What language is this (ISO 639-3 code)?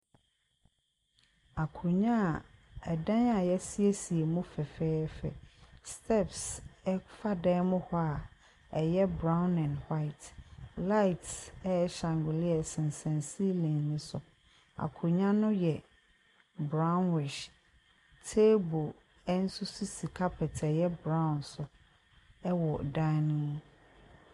aka